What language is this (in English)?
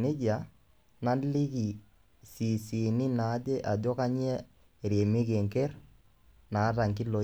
Masai